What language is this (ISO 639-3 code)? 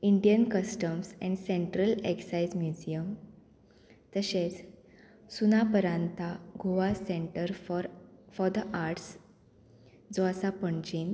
kok